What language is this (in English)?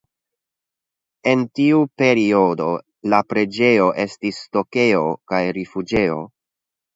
Esperanto